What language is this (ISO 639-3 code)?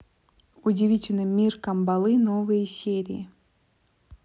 rus